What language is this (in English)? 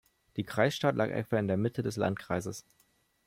German